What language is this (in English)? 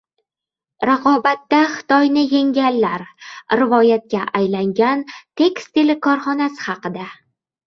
Uzbek